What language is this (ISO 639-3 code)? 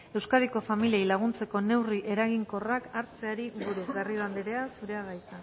eus